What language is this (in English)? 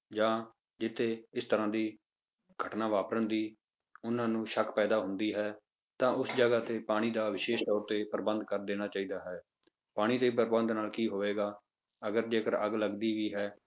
Punjabi